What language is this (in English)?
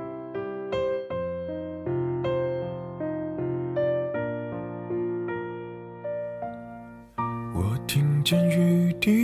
Chinese